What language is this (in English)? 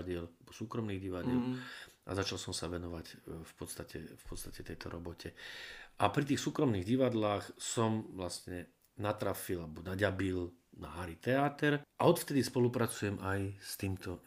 Slovak